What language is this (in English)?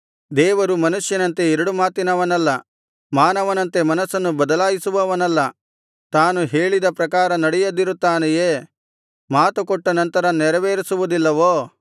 Kannada